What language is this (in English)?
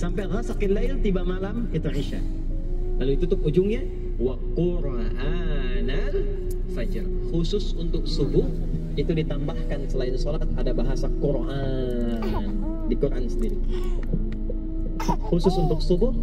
Indonesian